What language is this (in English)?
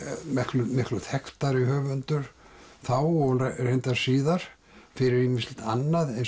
Icelandic